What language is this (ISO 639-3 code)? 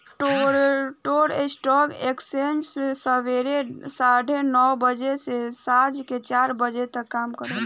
bho